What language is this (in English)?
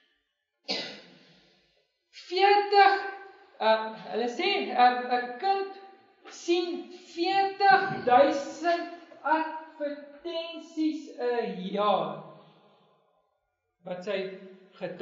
Portuguese